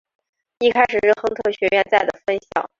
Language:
Chinese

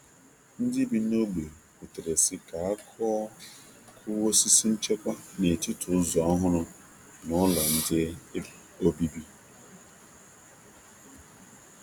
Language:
Igbo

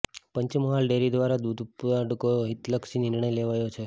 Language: Gujarati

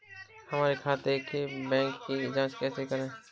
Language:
Hindi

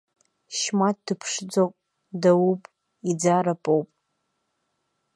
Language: Abkhazian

